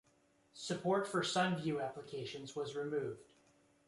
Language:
English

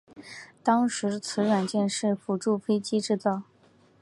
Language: Chinese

